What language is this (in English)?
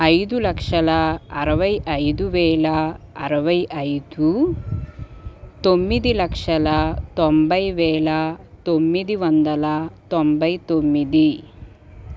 Telugu